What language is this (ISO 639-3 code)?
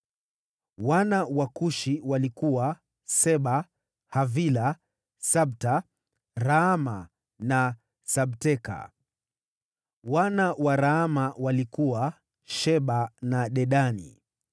swa